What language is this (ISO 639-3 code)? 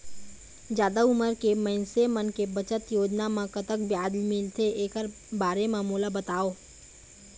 hne